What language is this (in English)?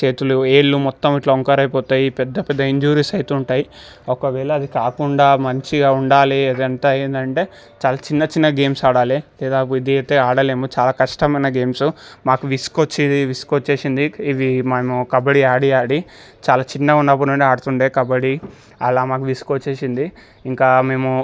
Telugu